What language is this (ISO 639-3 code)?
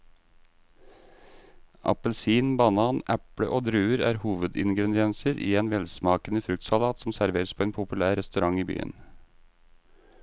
nor